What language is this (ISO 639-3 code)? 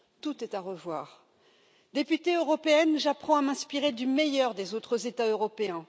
fra